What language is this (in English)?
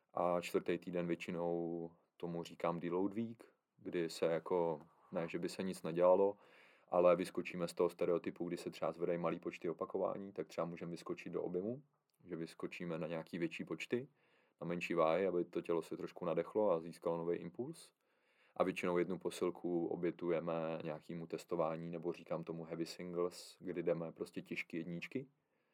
Czech